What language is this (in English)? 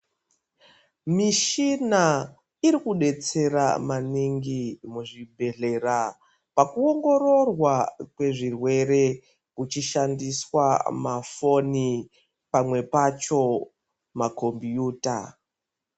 Ndau